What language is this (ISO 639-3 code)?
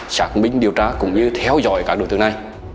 vie